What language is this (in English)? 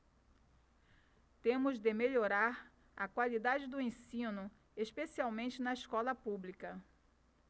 Portuguese